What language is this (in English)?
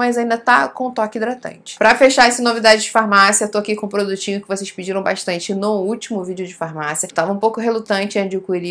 Portuguese